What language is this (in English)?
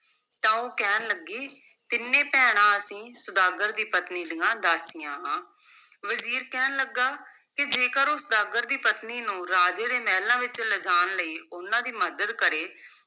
Punjabi